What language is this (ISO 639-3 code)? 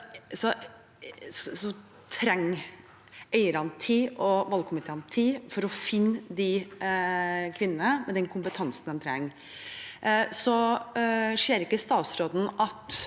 nor